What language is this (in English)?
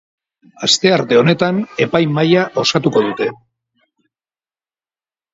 Basque